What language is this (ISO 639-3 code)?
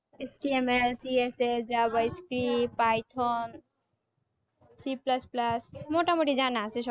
ben